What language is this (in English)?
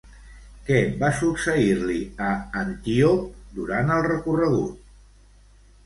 Catalan